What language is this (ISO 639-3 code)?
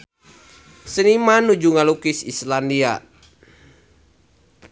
sun